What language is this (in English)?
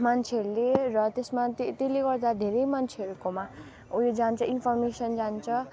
Nepali